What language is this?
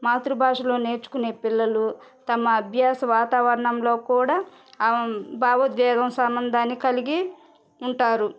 Telugu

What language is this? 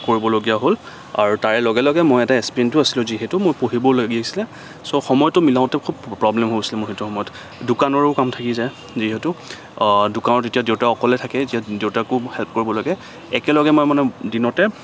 Assamese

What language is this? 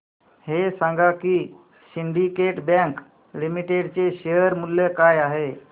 Marathi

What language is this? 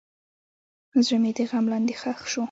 Pashto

